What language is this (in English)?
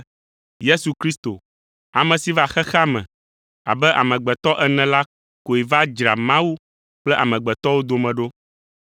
Ewe